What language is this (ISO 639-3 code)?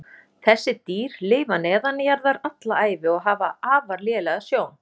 isl